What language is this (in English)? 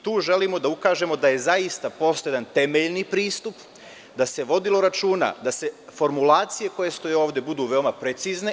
Serbian